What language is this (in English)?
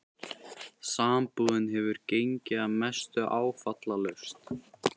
Icelandic